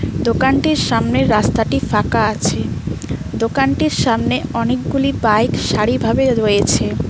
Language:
Bangla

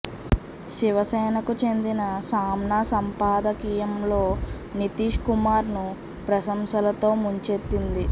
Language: Telugu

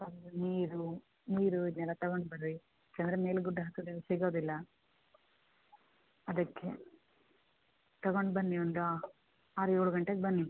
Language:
Kannada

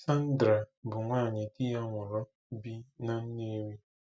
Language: Igbo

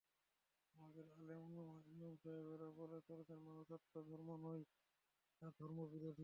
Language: Bangla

